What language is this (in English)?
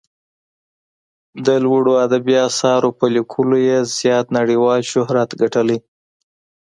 Pashto